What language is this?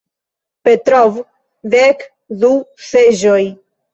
Esperanto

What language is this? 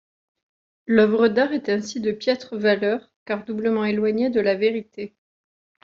French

